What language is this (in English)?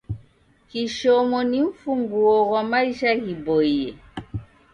Taita